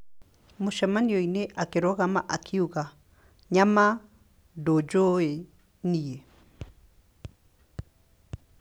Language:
Kikuyu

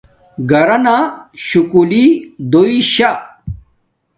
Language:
Domaaki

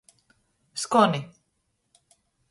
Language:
Latgalian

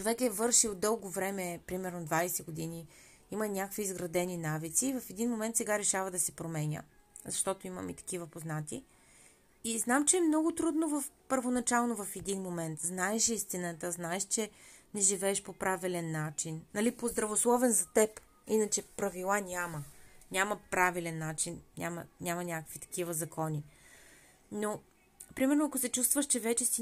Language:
Bulgarian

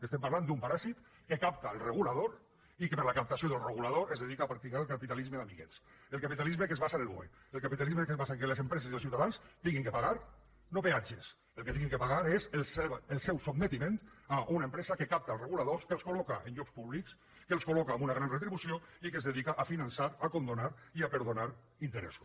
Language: Catalan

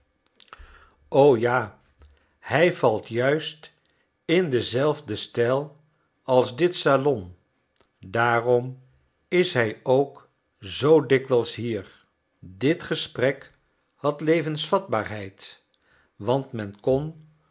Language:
Dutch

